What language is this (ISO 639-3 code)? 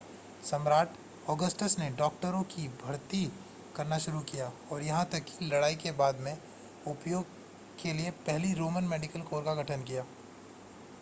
hin